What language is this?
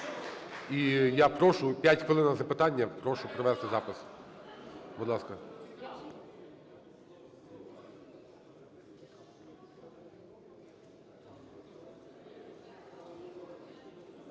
Ukrainian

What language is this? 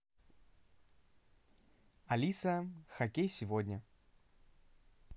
Russian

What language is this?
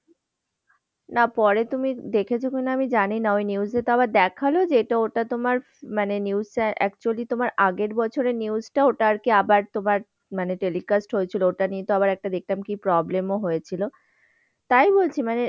Bangla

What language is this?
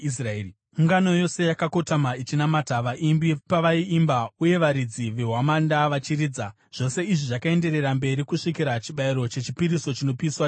Shona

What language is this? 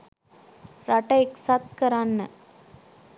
Sinhala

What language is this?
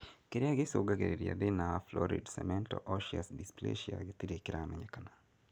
Kikuyu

